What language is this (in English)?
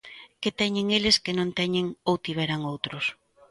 Galician